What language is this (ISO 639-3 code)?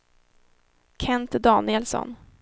swe